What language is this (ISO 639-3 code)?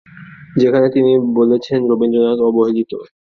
ben